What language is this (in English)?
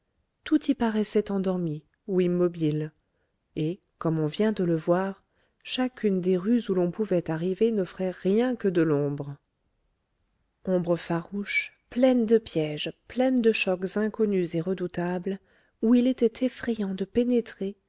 French